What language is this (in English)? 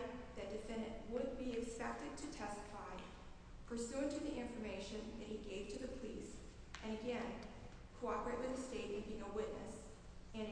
English